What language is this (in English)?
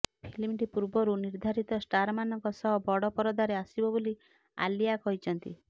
Odia